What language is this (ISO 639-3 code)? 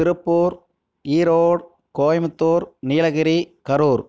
tam